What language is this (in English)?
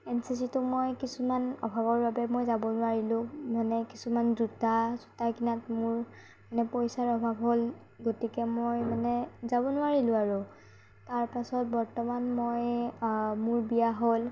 Assamese